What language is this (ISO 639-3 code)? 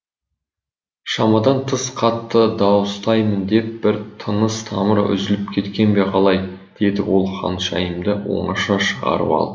kaz